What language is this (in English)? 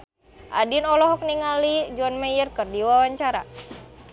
Sundanese